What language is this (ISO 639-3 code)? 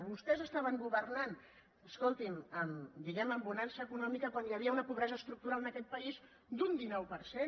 cat